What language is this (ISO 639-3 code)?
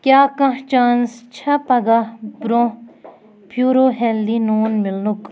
kas